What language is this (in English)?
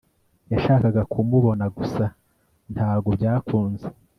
Kinyarwanda